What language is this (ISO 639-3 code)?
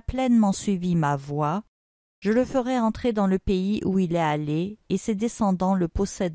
fra